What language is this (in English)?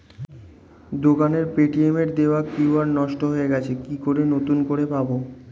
Bangla